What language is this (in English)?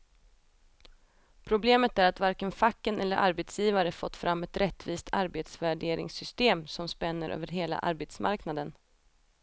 Swedish